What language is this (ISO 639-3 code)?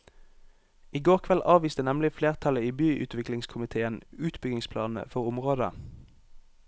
nor